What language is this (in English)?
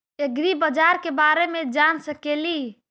Magahi